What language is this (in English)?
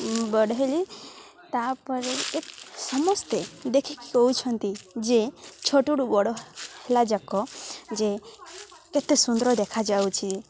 Odia